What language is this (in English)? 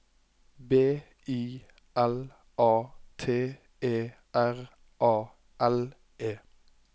Norwegian